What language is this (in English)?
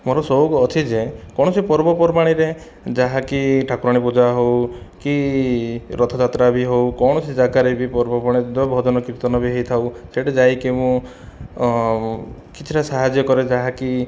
Odia